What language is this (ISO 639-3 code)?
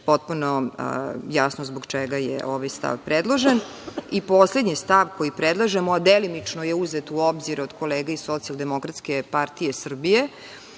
srp